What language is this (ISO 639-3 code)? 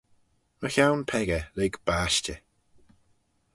glv